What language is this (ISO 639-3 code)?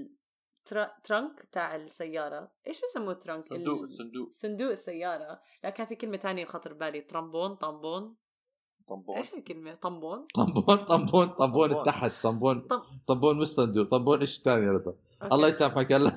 ara